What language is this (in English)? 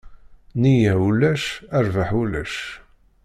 Kabyle